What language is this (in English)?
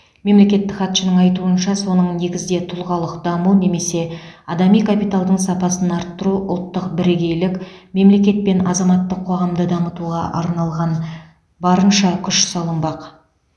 Kazakh